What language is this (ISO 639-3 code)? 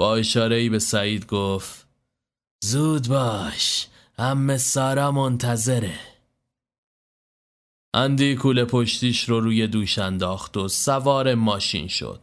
fas